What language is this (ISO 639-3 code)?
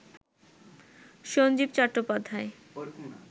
ben